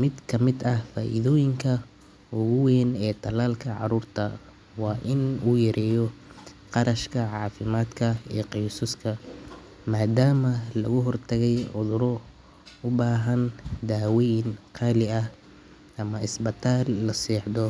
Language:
Somali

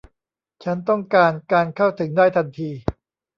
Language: Thai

